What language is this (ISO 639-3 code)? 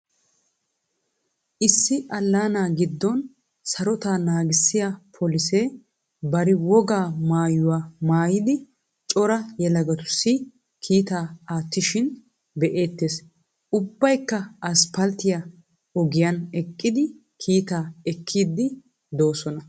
wal